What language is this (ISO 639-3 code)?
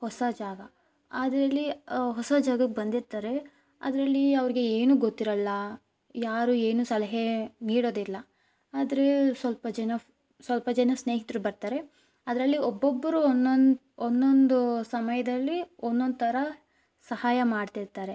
kan